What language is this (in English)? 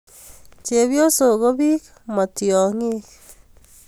Kalenjin